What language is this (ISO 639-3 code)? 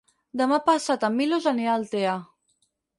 cat